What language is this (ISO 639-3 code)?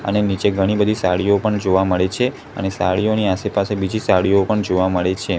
guj